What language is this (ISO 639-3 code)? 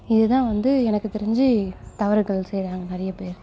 tam